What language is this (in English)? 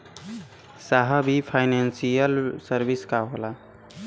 Bhojpuri